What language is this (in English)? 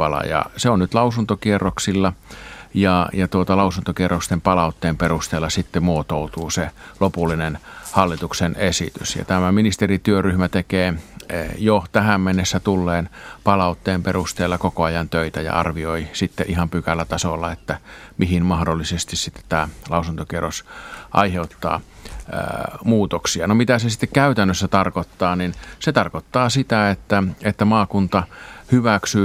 Finnish